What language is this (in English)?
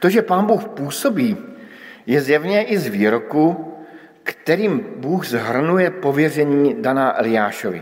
Czech